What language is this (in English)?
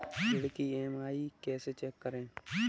Hindi